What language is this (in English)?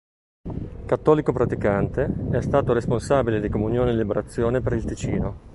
Italian